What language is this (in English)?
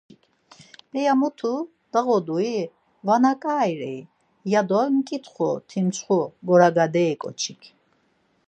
Laz